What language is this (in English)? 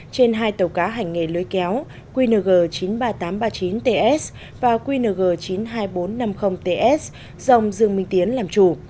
Vietnamese